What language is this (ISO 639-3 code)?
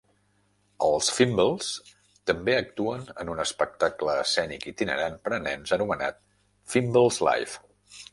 cat